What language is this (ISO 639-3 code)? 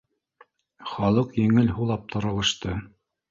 bak